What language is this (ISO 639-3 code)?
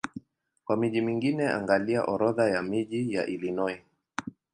swa